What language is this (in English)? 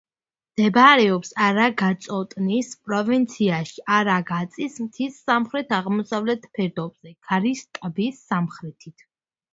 Georgian